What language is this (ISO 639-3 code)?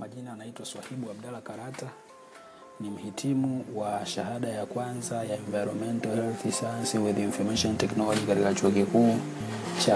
swa